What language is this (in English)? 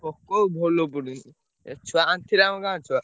Odia